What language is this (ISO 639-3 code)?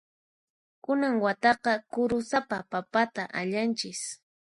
qxp